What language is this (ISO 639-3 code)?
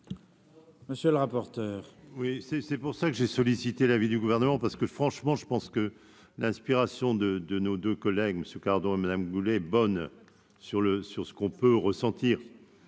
fra